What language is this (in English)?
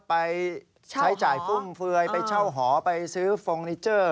Thai